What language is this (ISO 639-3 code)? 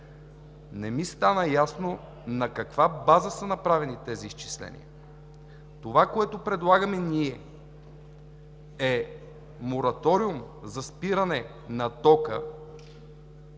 bul